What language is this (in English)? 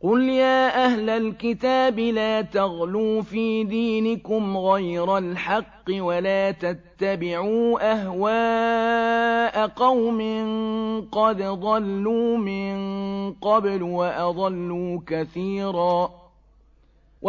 Arabic